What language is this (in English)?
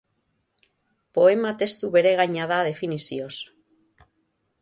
Basque